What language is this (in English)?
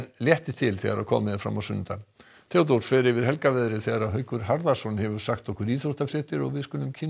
Icelandic